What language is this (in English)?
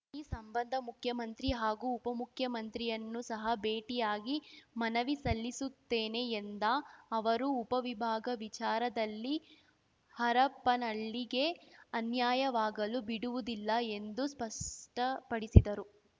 Kannada